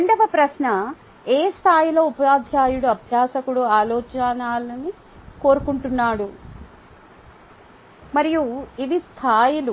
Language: Telugu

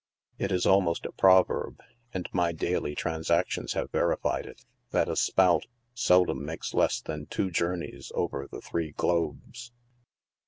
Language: English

